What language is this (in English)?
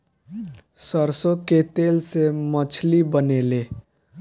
Bhojpuri